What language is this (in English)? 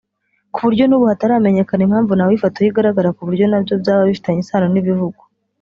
Kinyarwanda